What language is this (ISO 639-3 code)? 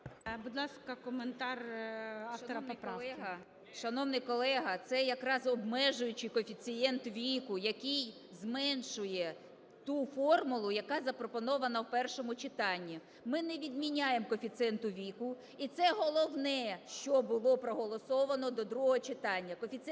ukr